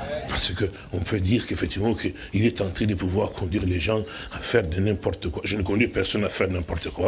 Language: French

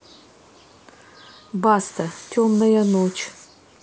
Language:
Russian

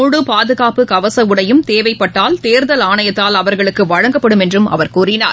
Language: Tamil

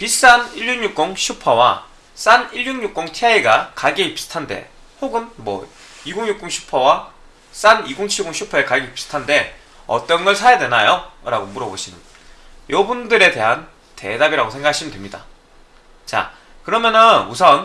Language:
Korean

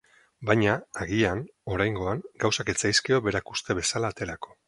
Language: Basque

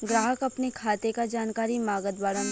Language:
Bhojpuri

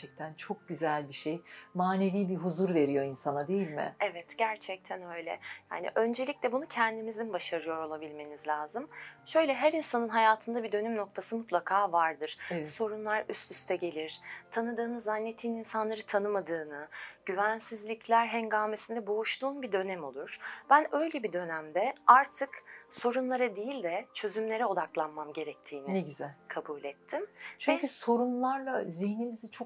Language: Turkish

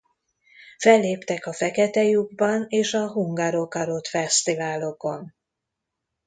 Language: Hungarian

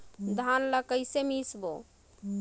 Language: Chhattisgarhi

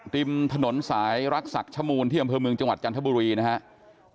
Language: Thai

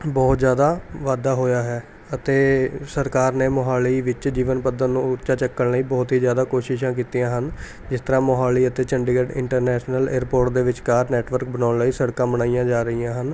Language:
Punjabi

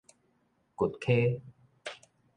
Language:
Min Nan Chinese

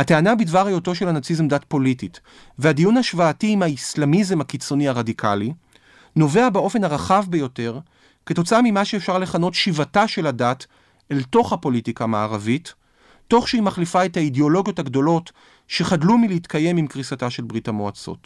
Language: Hebrew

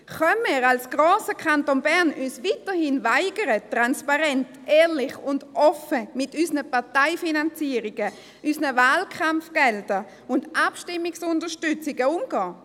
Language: Swiss German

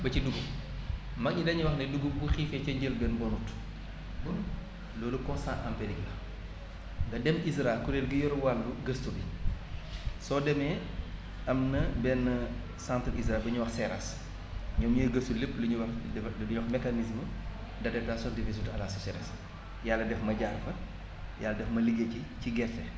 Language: Wolof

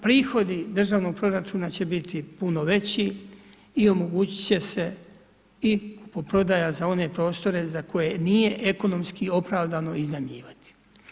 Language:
Croatian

